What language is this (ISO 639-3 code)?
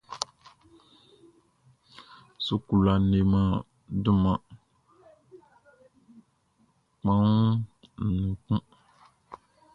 bci